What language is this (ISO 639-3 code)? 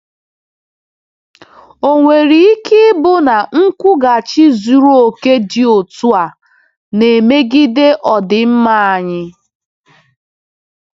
ibo